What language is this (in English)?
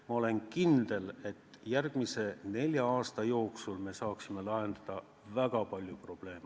Estonian